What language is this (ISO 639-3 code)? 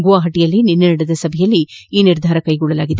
kan